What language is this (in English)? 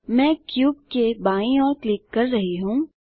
Hindi